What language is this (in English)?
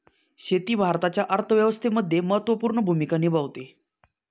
Marathi